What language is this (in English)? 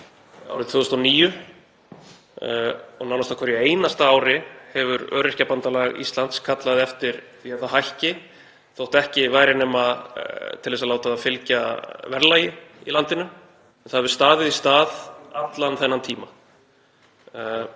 Icelandic